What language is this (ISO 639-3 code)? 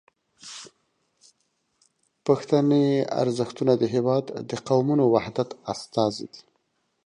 pus